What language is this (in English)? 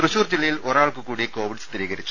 Malayalam